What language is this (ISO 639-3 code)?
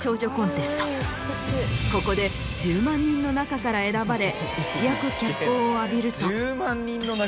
jpn